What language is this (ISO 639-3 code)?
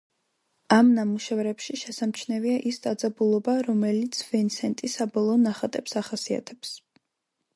kat